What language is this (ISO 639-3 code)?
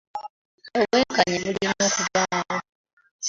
lug